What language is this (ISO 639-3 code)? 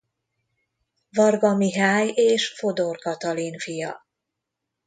hun